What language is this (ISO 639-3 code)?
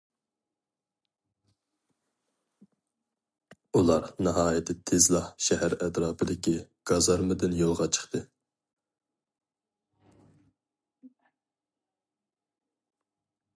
uig